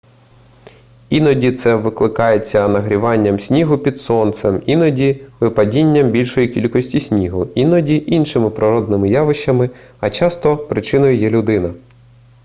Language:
Ukrainian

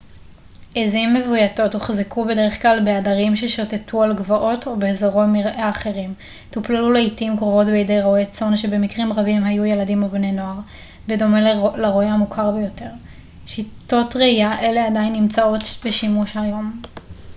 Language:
Hebrew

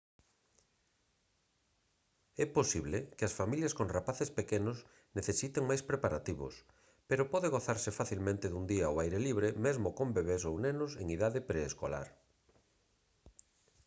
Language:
Galician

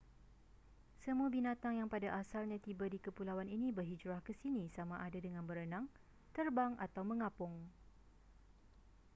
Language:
Malay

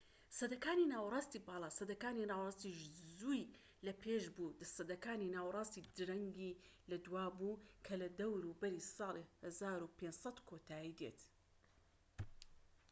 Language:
Central Kurdish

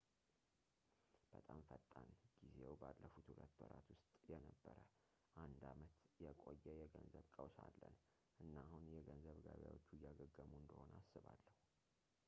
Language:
Amharic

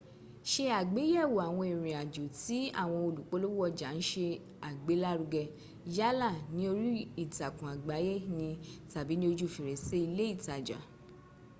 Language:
Yoruba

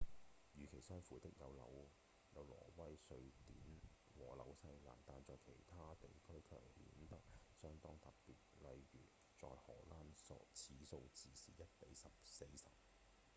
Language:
Cantonese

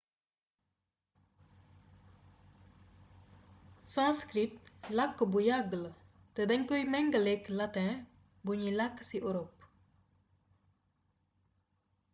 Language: Wolof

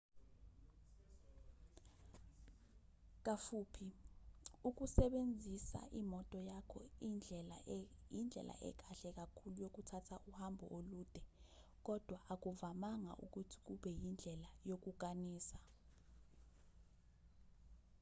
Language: Zulu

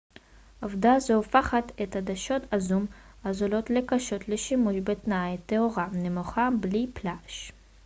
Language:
Hebrew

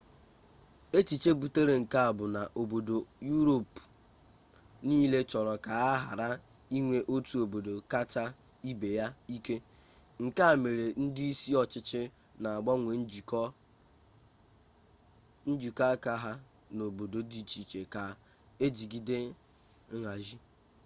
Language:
Igbo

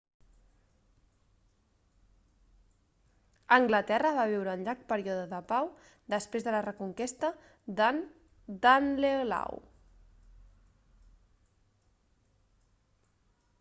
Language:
Catalan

